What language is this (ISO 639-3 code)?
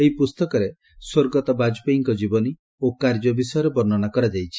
ori